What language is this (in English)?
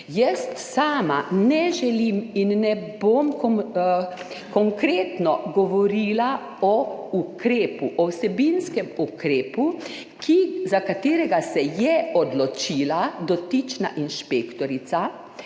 Slovenian